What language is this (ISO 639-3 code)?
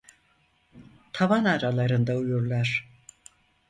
tur